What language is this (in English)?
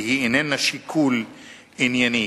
Hebrew